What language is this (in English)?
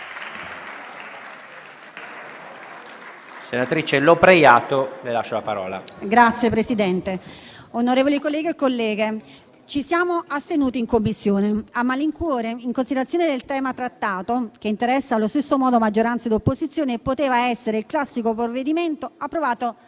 Italian